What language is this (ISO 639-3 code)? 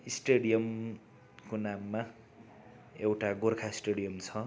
nep